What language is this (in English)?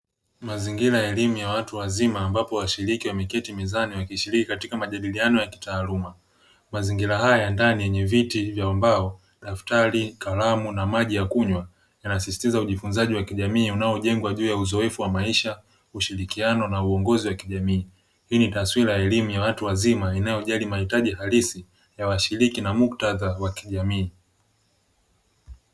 Swahili